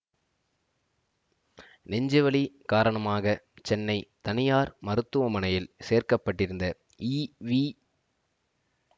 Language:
Tamil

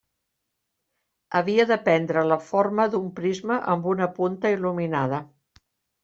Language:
Catalan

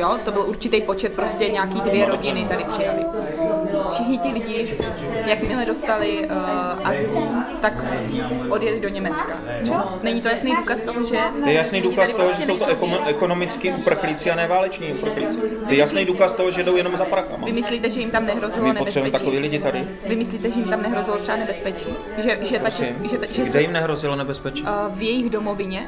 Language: Czech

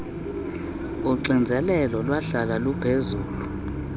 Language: Xhosa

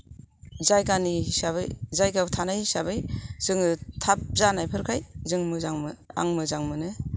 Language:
Bodo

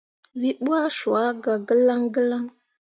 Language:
Mundang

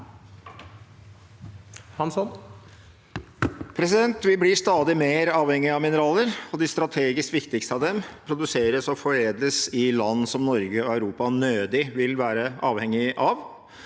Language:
Norwegian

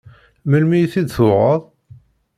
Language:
Kabyle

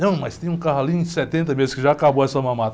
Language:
Portuguese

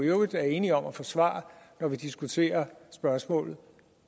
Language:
Danish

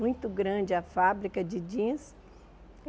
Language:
Portuguese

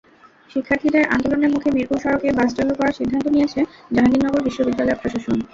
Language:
Bangla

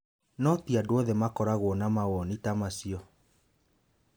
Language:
Kikuyu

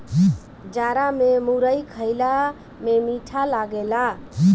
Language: Bhojpuri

